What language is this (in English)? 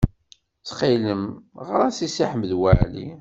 Kabyle